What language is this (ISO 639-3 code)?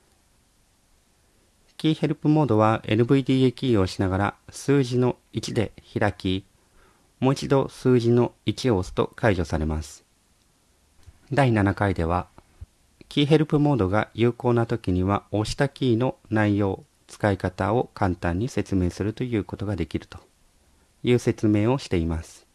jpn